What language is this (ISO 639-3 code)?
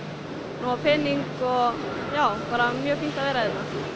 isl